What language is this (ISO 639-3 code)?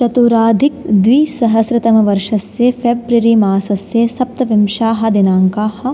san